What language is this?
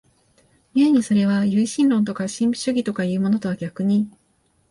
Japanese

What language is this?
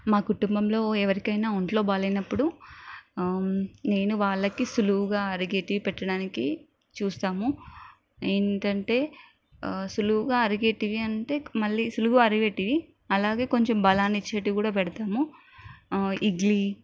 Telugu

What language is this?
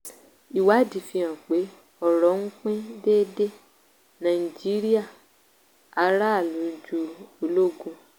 Yoruba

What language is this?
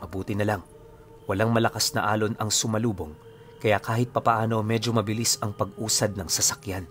Filipino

